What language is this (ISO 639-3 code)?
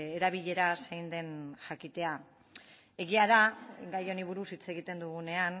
eus